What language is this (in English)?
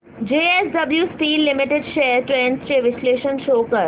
Marathi